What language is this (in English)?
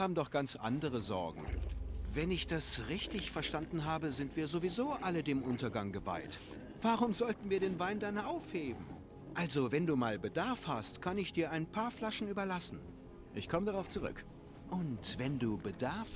German